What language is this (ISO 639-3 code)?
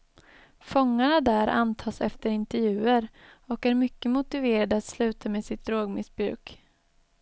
swe